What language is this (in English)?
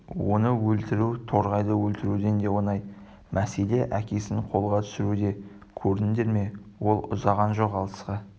Kazakh